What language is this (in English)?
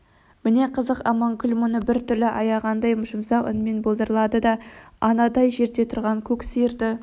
Kazakh